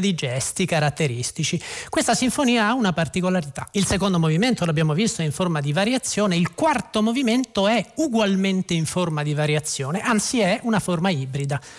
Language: Italian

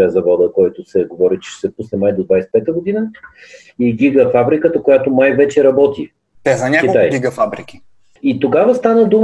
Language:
Bulgarian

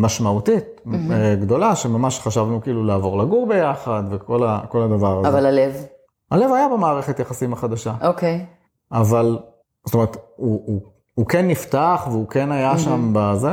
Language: Hebrew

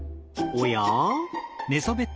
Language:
Japanese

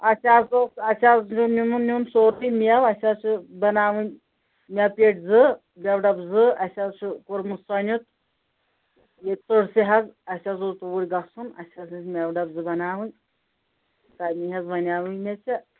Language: Kashmiri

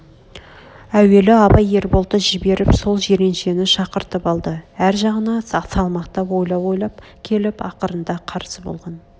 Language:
Kazakh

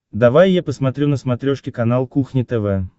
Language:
Russian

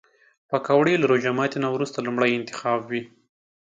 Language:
Pashto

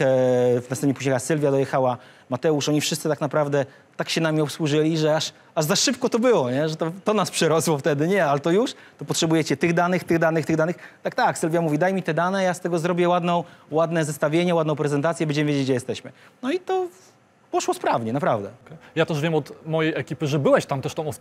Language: Polish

